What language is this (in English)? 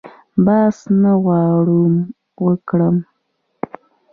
Pashto